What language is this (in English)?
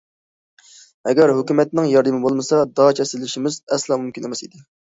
Uyghur